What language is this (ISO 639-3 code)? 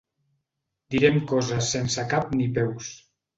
cat